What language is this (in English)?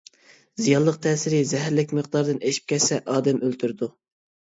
Uyghur